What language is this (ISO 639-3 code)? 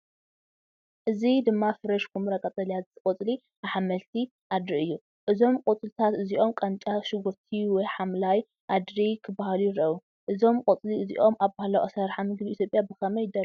tir